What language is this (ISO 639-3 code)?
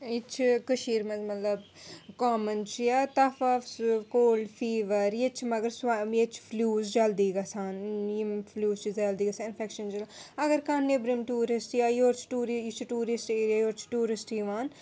kas